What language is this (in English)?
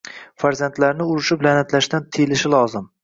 Uzbek